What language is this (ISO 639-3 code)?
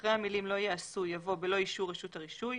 heb